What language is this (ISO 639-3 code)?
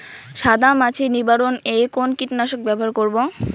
ben